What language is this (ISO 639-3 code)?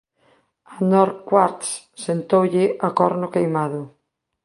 glg